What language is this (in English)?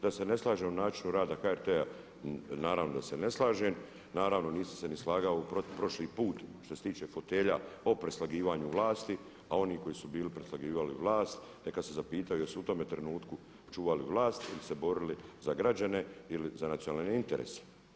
Croatian